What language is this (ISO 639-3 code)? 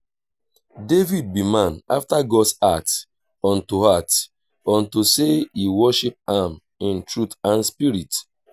pcm